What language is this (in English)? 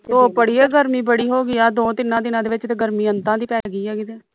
Punjabi